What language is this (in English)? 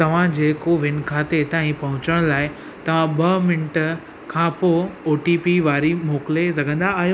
Sindhi